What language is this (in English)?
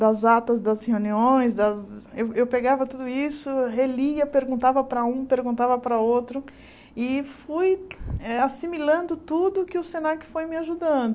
Portuguese